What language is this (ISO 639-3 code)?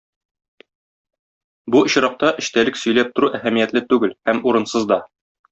tat